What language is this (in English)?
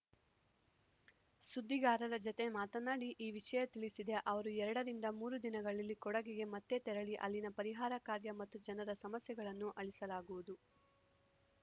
Kannada